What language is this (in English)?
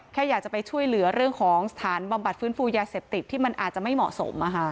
Thai